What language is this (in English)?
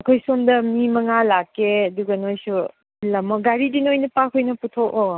Manipuri